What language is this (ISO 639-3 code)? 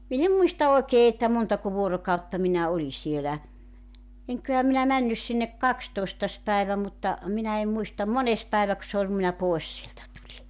fin